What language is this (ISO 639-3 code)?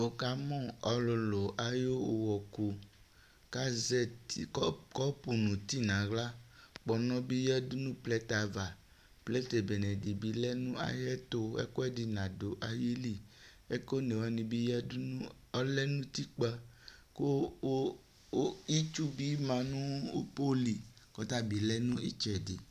kpo